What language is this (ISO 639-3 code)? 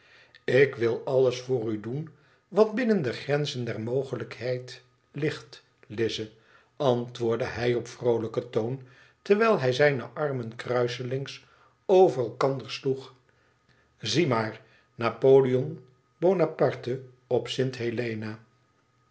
nld